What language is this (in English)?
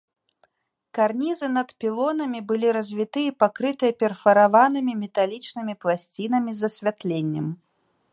Belarusian